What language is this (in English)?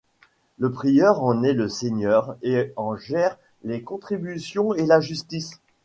French